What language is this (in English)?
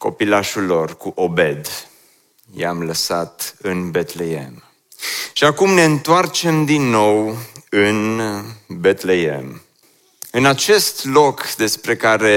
Romanian